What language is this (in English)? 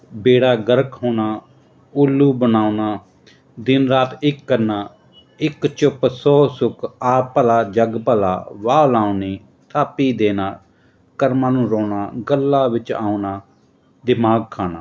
Punjabi